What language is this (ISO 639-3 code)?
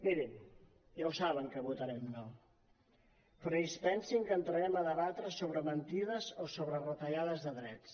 cat